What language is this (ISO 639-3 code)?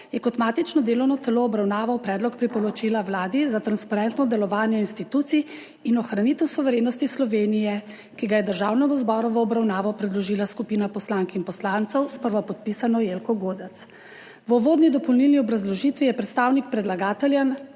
slv